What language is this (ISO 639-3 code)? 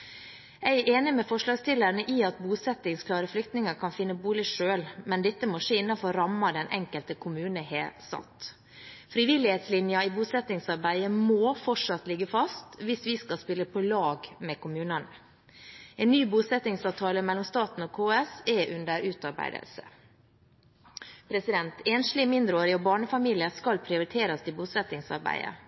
nob